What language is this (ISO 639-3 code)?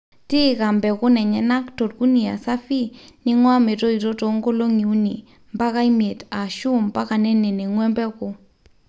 mas